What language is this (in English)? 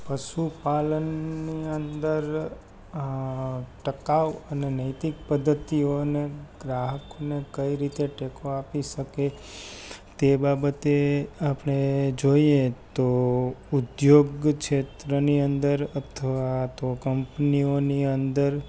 Gujarati